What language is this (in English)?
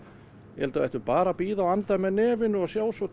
Icelandic